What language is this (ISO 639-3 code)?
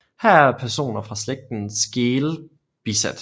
dan